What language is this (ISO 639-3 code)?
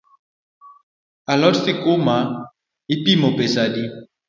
luo